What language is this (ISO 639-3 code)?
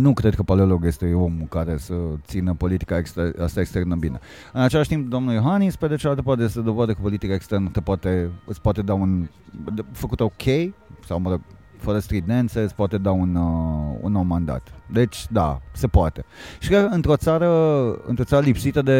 ron